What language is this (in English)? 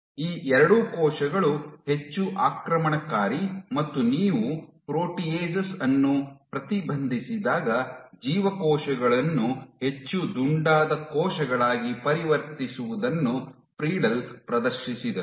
Kannada